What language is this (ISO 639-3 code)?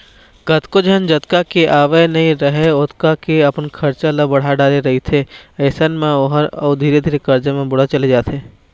hne